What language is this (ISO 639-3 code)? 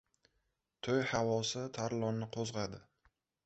uzb